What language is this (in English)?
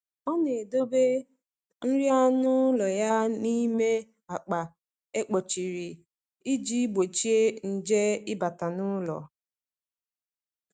Igbo